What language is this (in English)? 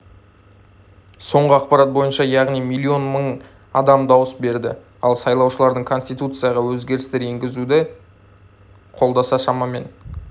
Kazakh